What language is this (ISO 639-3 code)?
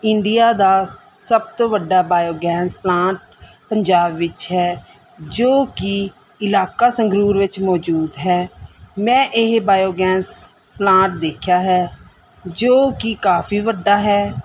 pan